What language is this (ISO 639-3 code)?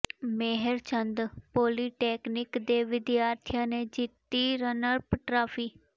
pan